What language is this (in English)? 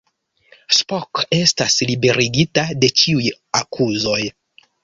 Esperanto